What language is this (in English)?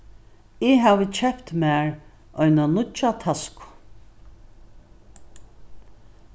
Faroese